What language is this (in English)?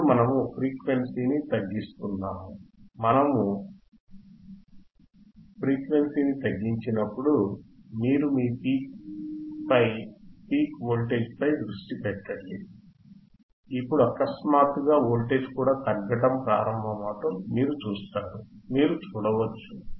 Telugu